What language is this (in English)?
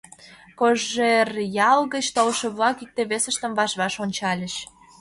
Mari